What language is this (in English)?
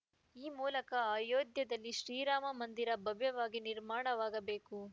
Kannada